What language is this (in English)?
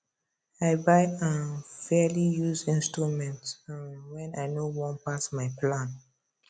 Nigerian Pidgin